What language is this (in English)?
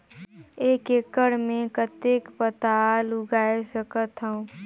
Chhattisgarhi